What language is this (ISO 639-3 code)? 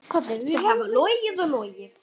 isl